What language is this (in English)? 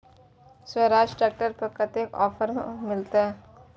Maithili